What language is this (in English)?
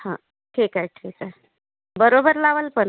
Marathi